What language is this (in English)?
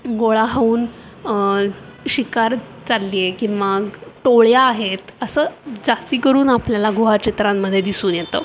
Marathi